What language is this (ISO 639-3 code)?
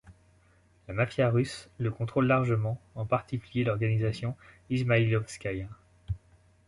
fra